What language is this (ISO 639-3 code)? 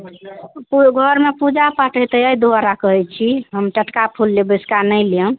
mai